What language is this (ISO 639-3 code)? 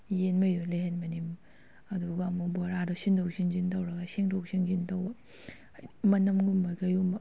mni